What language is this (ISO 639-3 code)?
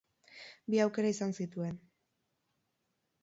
eus